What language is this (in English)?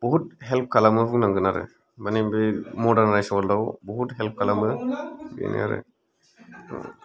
Bodo